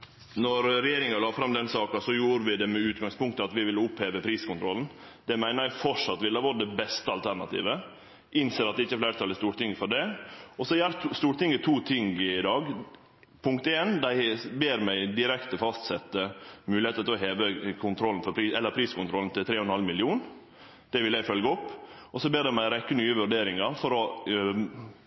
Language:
Norwegian Nynorsk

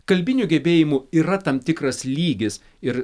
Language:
Lithuanian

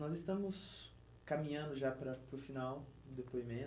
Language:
Portuguese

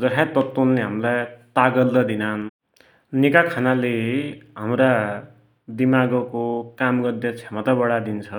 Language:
Dotyali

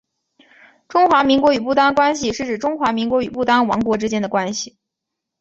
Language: Chinese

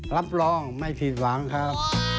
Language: Thai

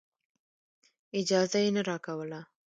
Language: Pashto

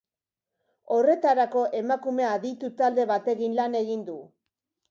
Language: Basque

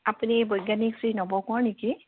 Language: Assamese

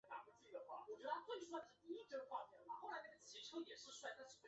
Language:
Chinese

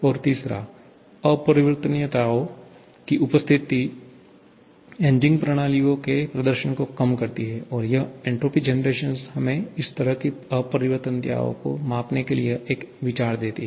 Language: Hindi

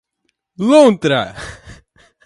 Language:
Portuguese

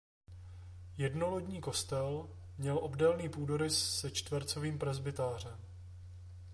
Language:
Czech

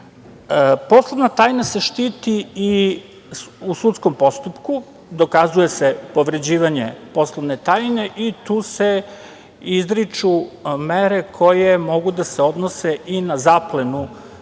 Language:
Serbian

